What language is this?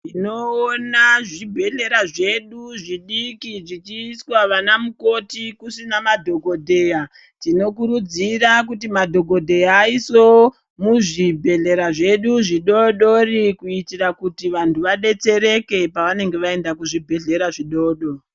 Ndau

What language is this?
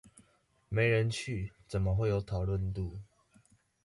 Chinese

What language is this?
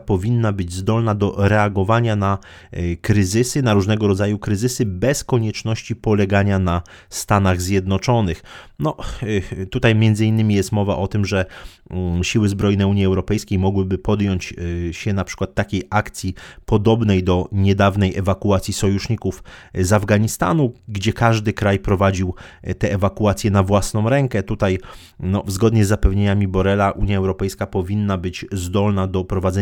Polish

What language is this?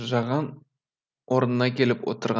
Kazakh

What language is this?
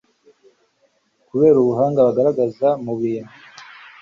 Kinyarwanda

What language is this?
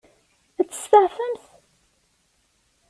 Kabyle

